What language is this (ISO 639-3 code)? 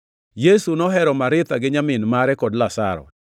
luo